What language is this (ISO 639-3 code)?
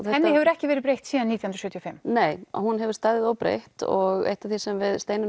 isl